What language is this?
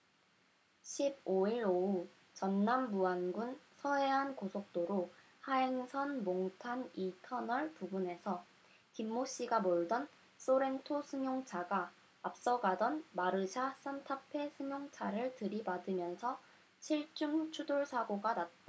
Korean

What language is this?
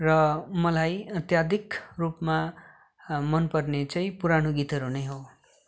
Nepali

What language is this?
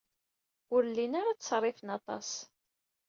Kabyle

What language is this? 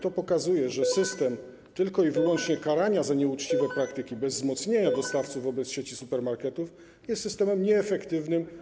Polish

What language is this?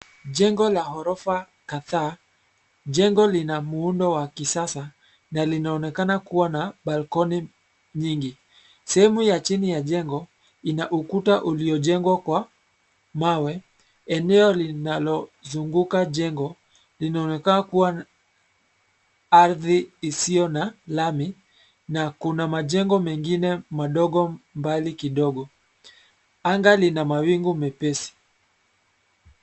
Swahili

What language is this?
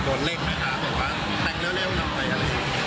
Thai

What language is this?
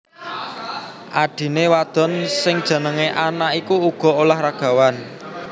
Javanese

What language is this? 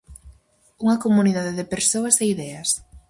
Galician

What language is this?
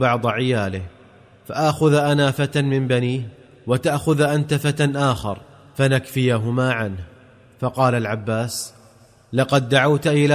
Arabic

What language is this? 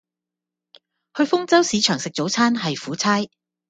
Cantonese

